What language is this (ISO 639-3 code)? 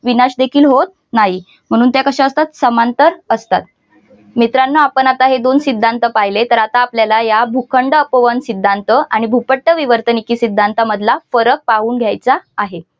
mar